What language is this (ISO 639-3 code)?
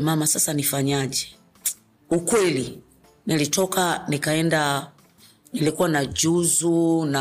swa